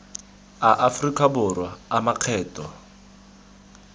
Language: Tswana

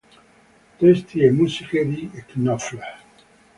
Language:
Italian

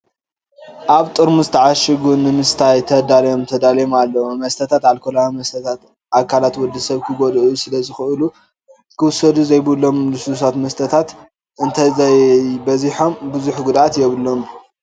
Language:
Tigrinya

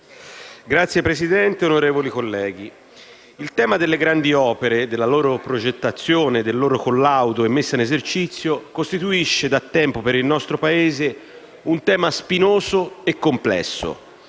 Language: Italian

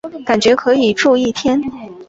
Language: Chinese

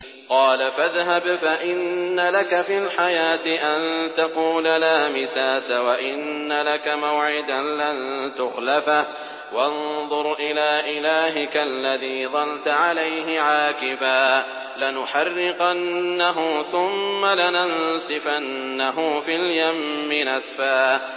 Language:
Arabic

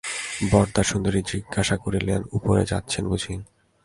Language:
Bangla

